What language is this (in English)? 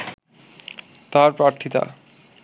Bangla